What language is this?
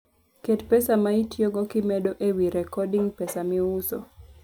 Luo (Kenya and Tanzania)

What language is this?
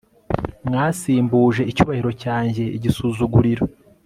Kinyarwanda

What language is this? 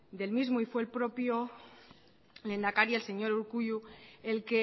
Spanish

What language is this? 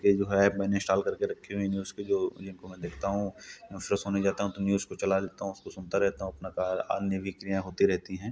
Hindi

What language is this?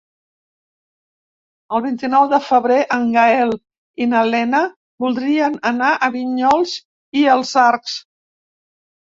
Catalan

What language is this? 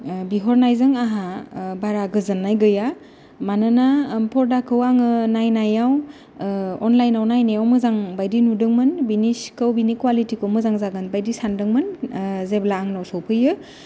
Bodo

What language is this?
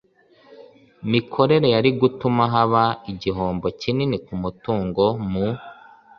Kinyarwanda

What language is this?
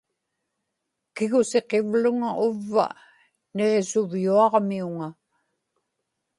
Inupiaq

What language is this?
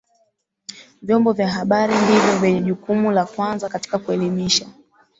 Swahili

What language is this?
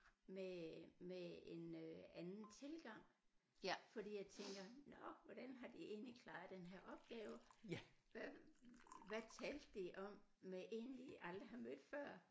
Danish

